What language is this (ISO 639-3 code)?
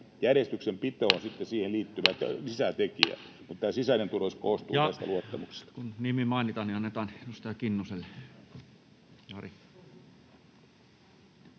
fin